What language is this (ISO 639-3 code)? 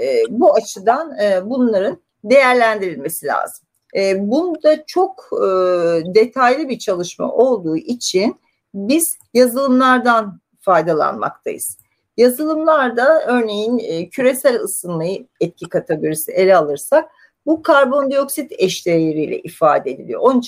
tur